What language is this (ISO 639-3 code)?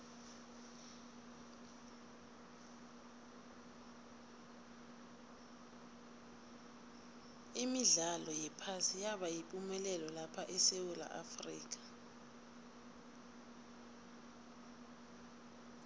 nbl